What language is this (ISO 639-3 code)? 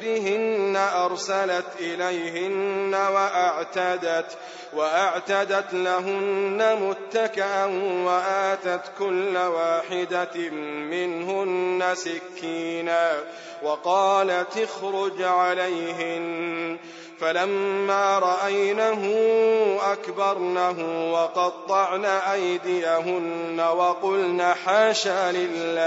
ara